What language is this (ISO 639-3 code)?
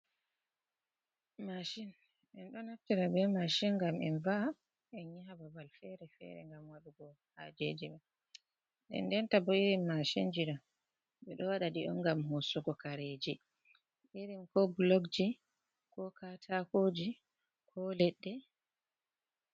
ful